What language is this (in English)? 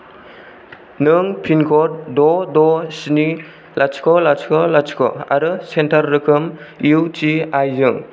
Bodo